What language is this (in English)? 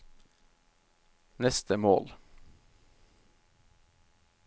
Norwegian